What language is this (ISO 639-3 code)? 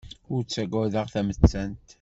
kab